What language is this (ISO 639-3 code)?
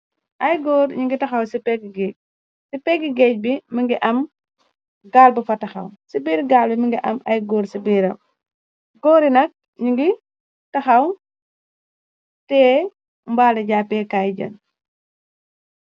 wol